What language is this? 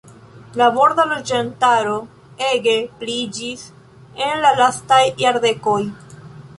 Esperanto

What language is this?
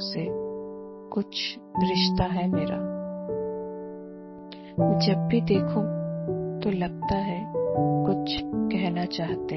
Hindi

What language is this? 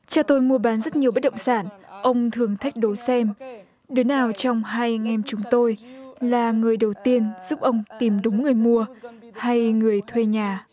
Vietnamese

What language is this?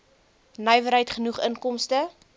Afrikaans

